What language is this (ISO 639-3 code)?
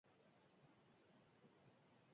eus